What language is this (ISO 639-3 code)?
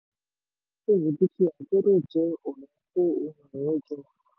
yor